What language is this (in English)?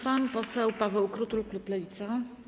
Polish